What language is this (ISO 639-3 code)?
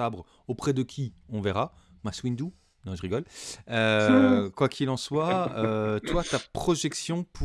fra